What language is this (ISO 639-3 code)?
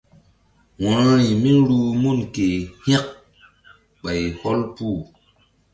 mdd